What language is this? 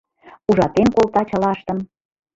Mari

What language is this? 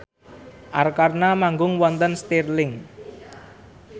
Javanese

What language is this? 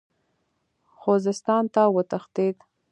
Pashto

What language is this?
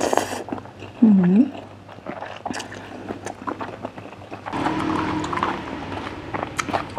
Thai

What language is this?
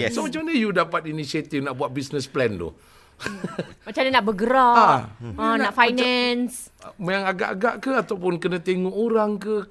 Malay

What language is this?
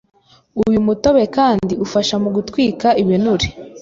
Kinyarwanda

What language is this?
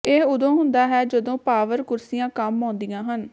Punjabi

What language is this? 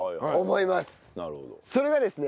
Japanese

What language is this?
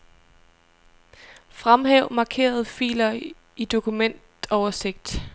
Danish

